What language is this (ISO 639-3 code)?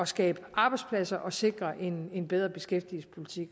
dan